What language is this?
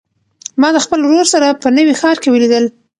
Pashto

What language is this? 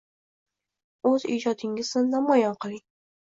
Uzbek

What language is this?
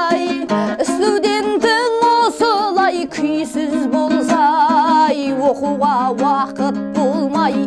Turkish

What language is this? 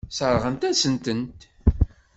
Kabyle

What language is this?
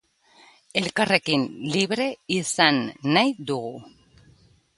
Basque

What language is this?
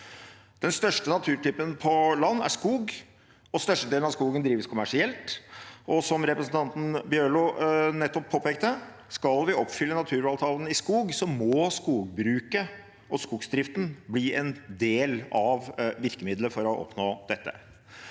Norwegian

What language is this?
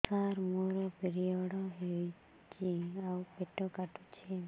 Odia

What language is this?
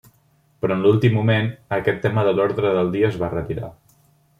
Catalan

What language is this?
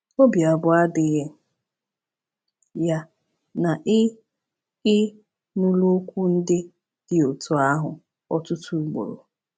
Igbo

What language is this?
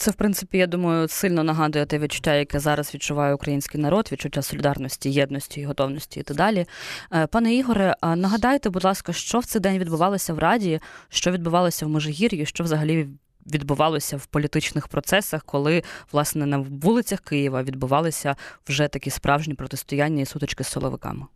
Ukrainian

